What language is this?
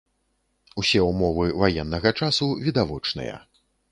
Belarusian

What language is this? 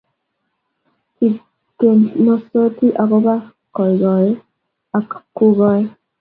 Kalenjin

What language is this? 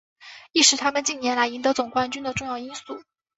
Chinese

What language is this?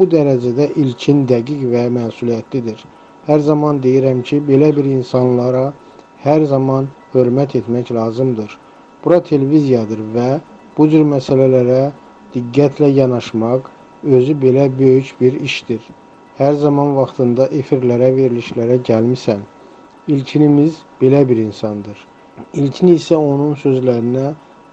Turkish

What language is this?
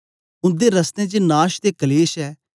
Dogri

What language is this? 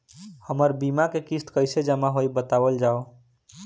Bhojpuri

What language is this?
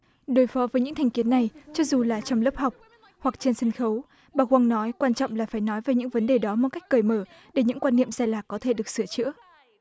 Vietnamese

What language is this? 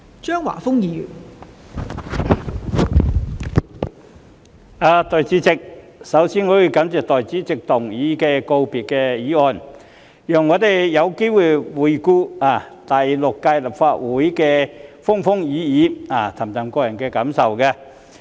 Cantonese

